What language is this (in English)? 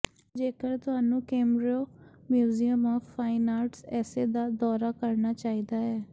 Punjabi